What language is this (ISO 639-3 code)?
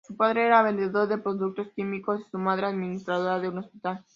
spa